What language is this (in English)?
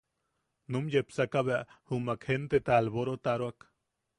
Yaqui